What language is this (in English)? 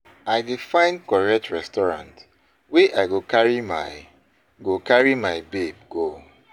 Nigerian Pidgin